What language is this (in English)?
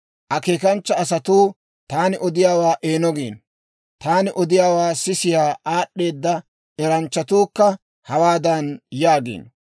Dawro